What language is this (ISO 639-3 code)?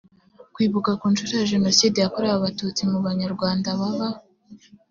kin